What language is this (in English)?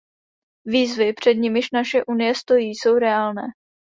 Czech